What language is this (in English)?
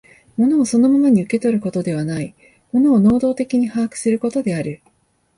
Japanese